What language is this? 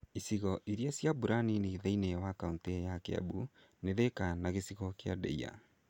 Kikuyu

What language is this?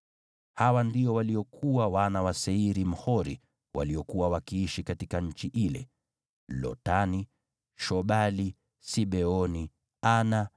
Swahili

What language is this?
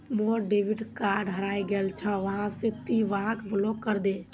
Magahi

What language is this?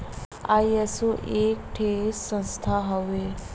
Bhojpuri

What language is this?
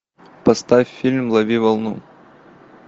Russian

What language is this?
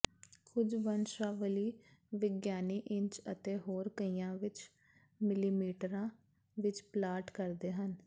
Punjabi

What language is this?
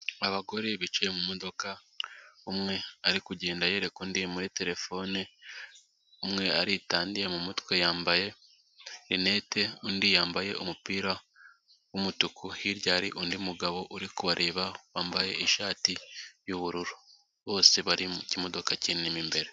Kinyarwanda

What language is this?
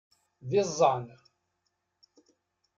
Kabyle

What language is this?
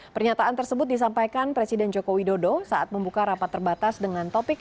Indonesian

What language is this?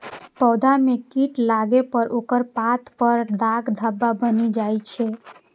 Maithili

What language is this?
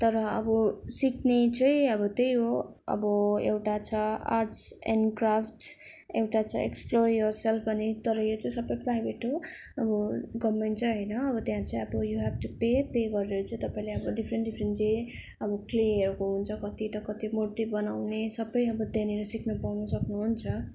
Nepali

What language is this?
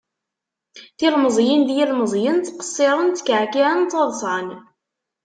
Kabyle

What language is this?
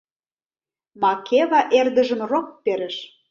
Mari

